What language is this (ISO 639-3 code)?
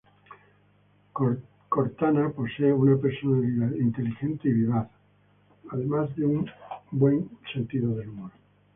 spa